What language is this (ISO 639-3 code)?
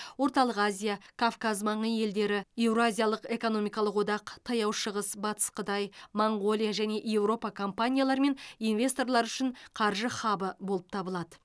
kaz